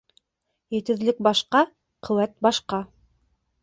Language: Bashkir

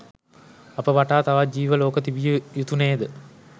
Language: Sinhala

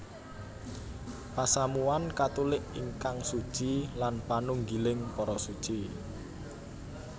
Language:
Javanese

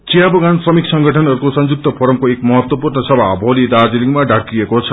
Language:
Nepali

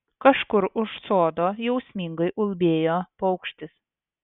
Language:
Lithuanian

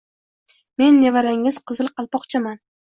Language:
Uzbek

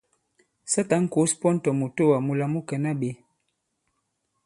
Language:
Bankon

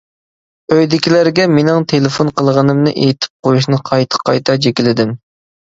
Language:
Uyghur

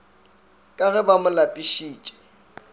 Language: Northern Sotho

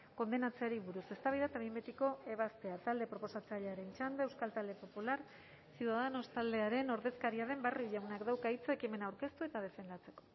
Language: Basque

